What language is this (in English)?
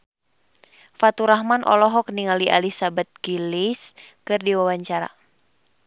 Sundanese